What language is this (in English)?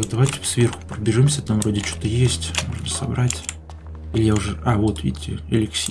Russian